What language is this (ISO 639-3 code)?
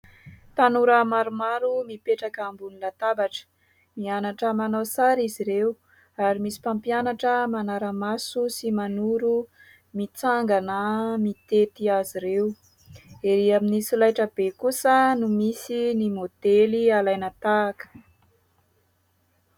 mlg